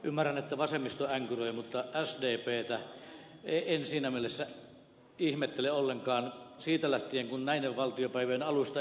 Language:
Finnish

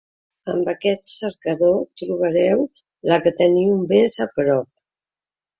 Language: Catalan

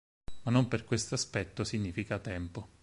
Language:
Italian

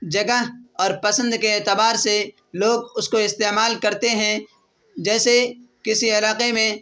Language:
Urdu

